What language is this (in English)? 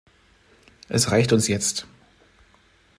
German